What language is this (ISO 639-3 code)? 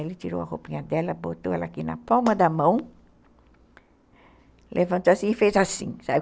por